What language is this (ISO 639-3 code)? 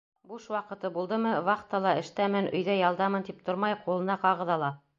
bak